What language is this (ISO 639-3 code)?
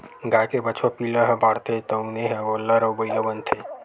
hne